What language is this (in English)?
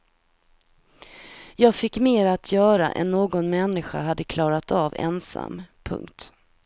Swedish